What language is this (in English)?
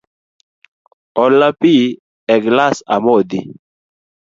Luo (Kenya and Tanzania)